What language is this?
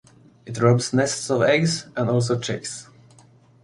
English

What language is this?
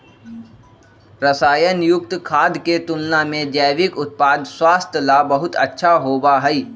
Magahi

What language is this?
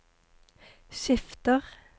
Norwegian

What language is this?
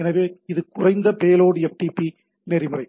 Tamil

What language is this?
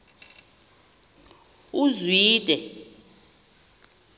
Xhosa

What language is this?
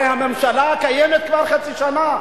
Hebrew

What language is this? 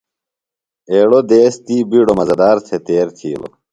Phalura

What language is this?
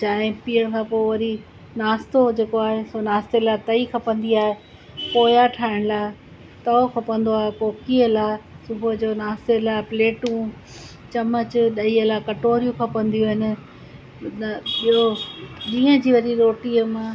Sindhi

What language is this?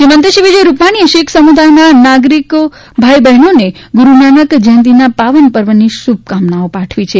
Gujarati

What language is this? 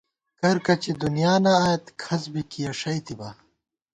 Gawar-Bati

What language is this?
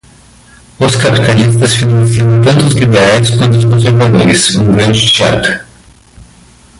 Portuguese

